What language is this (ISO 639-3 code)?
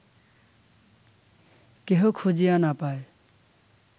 ben